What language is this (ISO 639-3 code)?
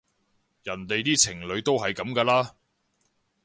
yue